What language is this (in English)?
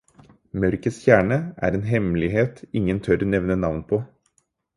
Norwegian Bokmål